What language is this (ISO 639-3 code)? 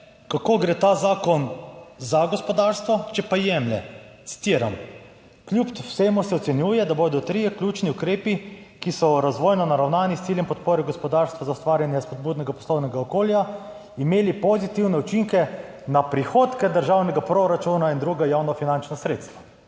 slv